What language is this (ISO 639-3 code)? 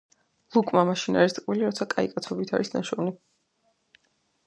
kat